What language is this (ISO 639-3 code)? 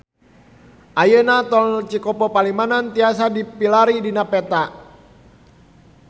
sun